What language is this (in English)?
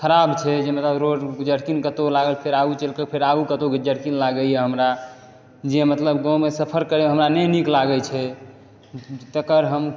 Maithili